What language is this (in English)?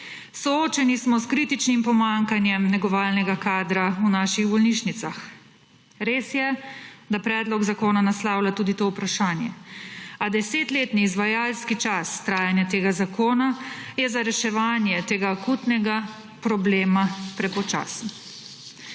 Slovenian